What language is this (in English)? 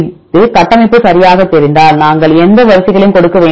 Tamil